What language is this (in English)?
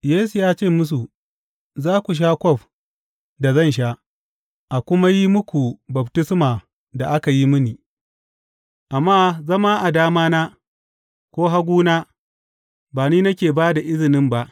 Hausa